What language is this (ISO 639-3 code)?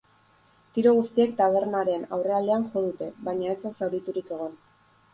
eus